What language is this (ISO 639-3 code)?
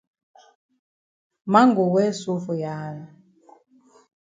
wes